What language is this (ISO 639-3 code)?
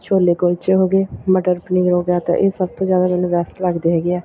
pan